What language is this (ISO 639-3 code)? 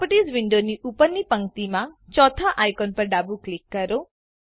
guj